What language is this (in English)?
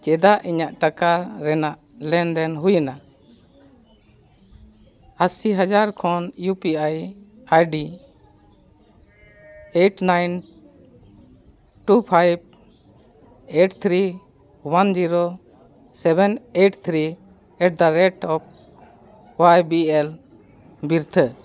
Santali